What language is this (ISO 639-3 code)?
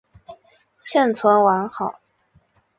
zho